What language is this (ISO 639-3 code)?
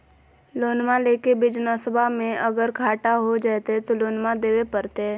mag